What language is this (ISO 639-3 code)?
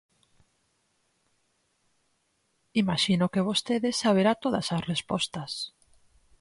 glg